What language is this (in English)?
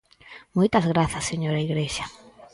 Galician